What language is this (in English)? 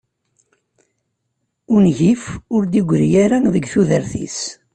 Kabyle